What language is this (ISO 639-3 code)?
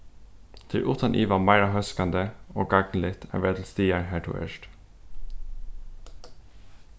fao